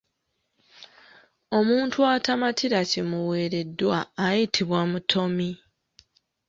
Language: Ganda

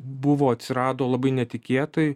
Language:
Lithuanian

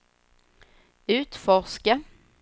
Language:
Swedish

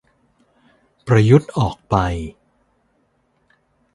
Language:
Thai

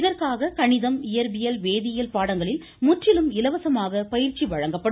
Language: Tamil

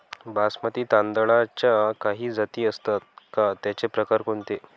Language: Marathi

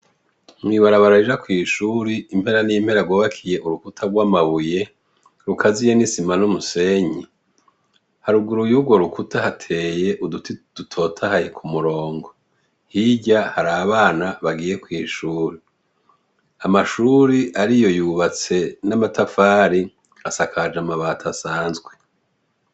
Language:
Rundi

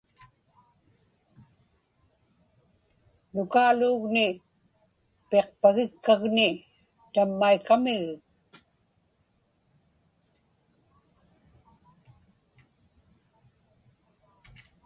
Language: Inupiaq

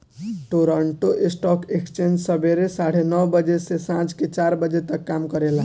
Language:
Bhojpuri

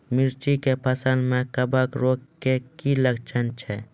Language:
Maithili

